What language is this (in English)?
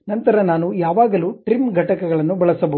Kannada